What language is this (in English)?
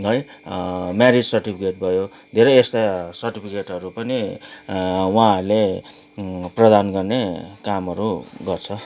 Nepali